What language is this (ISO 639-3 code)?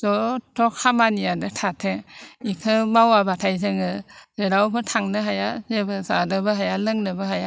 brx